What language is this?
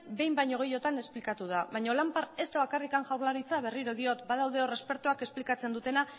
Basque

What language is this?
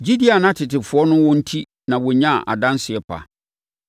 Akan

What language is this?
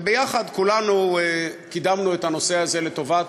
Hebrew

